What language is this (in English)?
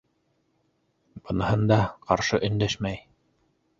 Bashkir